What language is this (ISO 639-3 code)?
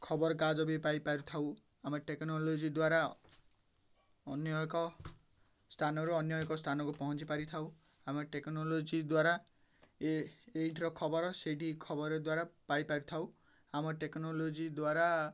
ori